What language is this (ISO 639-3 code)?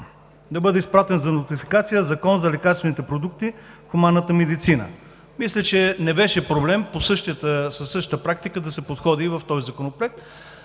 bul